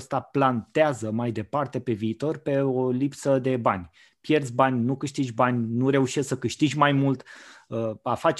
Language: Romanian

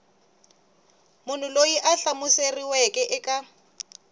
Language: Tsonga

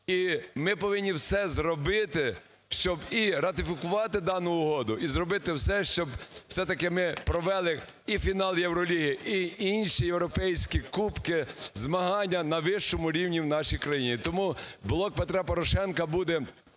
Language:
Ukrainian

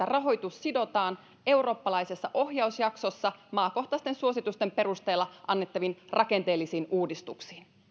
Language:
Finnish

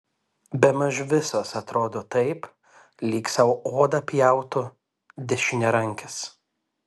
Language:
Lithuanian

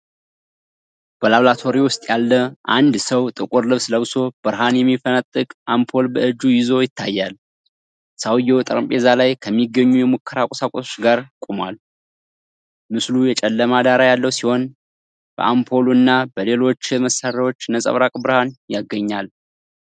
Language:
Amharic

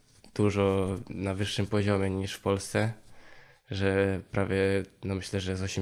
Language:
Polish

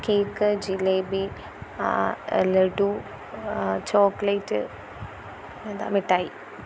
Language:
Malayalam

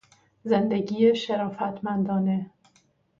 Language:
Persian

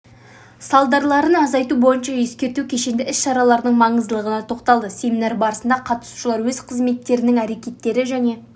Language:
Kazakh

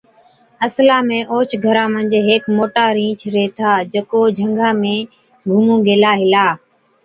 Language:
Od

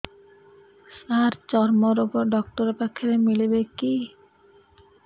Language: Odia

